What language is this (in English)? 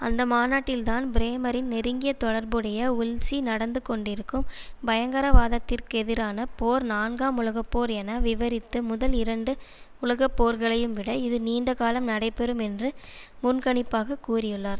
Tamil